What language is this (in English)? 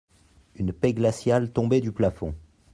French